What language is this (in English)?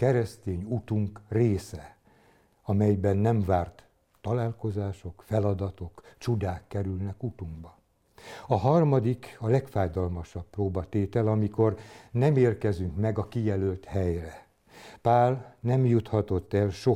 Hungarian